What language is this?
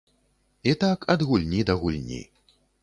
Belarusian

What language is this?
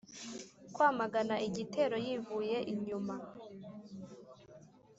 Kinyarwanda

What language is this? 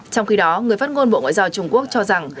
Vietnamese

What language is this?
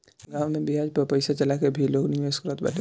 Bhojpuri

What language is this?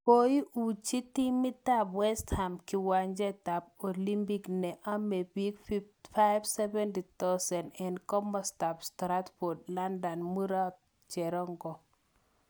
Kalenjin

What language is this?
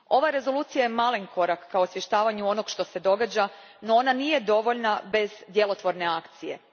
Croatian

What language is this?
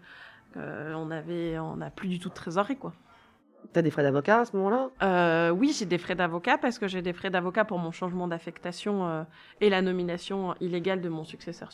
French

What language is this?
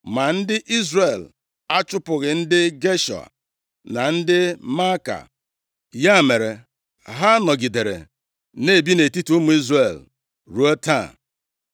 Igbo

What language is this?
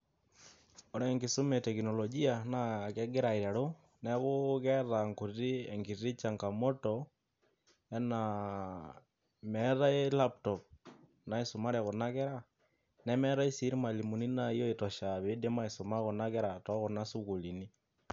Masai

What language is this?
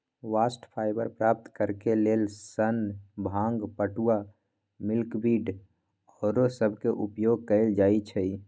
Magahi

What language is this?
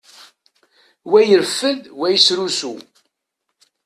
Kabyle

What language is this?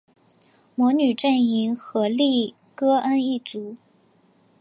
Chinese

